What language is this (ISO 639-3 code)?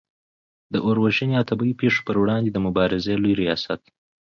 pus